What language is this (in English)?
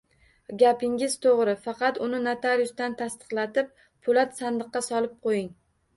Uzbek